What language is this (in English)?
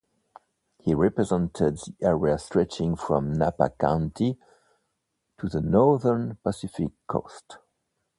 English